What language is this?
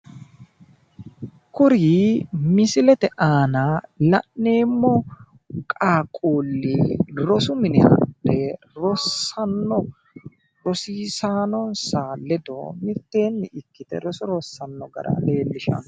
Sidamo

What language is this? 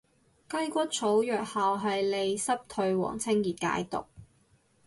Cantonese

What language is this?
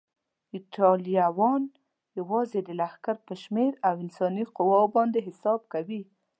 Pashto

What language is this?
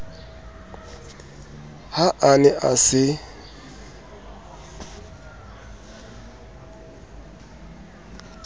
Southern Sotho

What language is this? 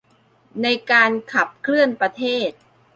Thai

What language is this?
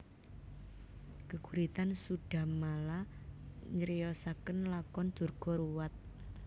Javanese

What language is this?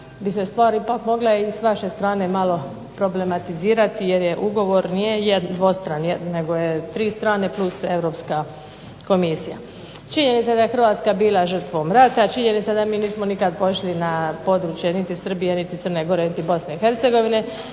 Croatian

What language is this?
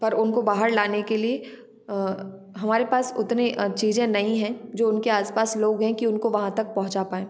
Hindi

